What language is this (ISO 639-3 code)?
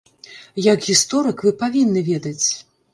bel